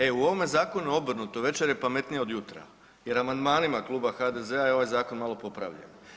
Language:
Croatian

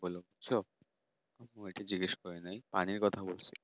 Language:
Bangla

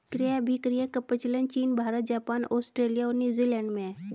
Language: Hindi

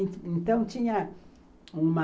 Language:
Portuguese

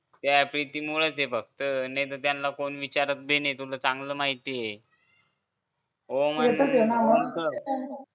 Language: Marathi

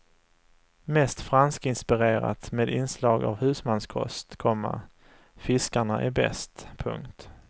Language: Swedish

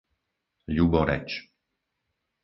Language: Slovak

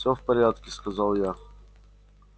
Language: Russian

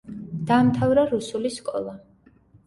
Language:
Georgian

